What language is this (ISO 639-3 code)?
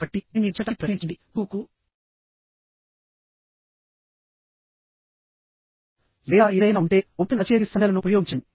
tel